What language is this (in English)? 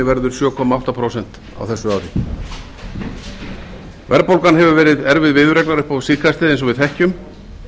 Icelandic